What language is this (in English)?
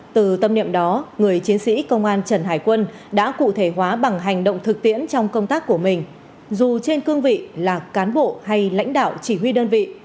Vietnamese